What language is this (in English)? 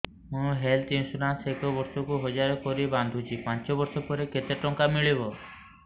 Odia